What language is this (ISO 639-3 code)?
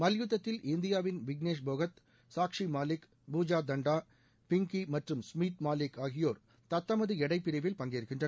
tam